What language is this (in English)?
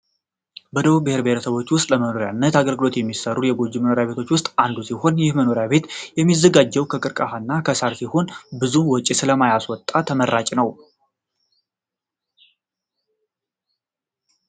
Amharic